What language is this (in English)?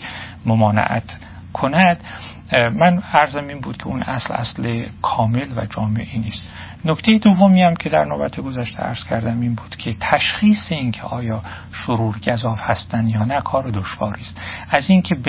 Persian